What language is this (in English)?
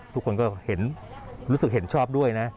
Thai